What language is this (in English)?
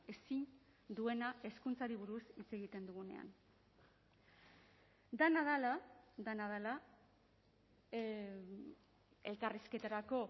Basque